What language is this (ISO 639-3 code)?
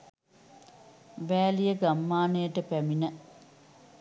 sin